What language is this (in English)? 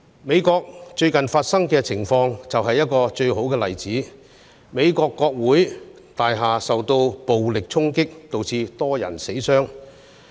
Cantonese